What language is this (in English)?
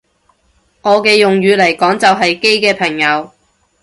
Cantonese